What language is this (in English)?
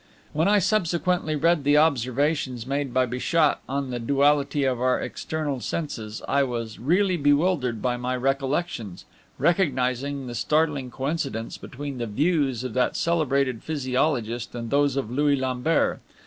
English